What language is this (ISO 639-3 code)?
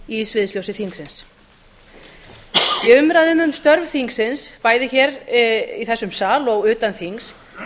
isl